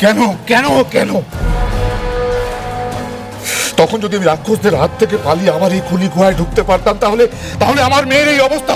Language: Korean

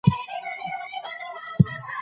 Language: Pashto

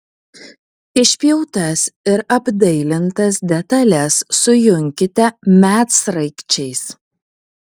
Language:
Lithuanian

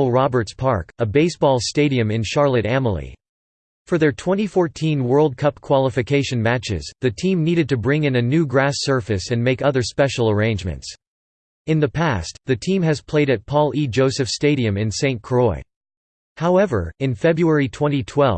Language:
English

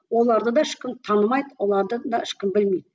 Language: Kazakh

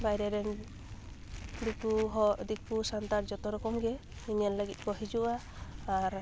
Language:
Santali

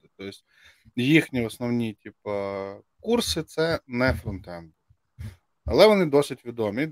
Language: Ukrainian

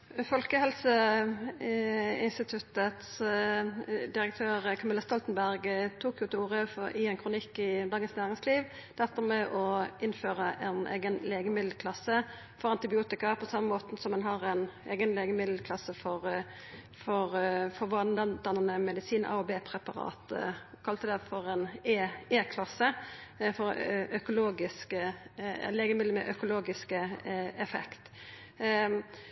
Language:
Norwegian Nynorsk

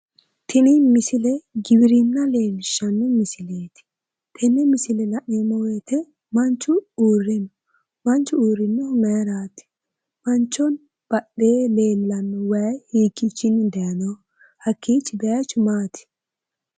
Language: Sidamo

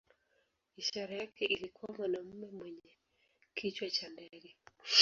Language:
Swahili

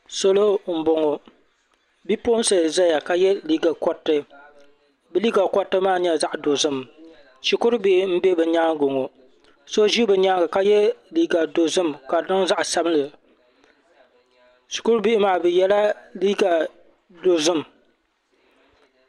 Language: Dagbani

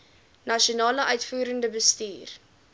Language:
Afrikaans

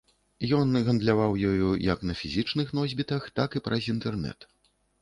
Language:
Belarusian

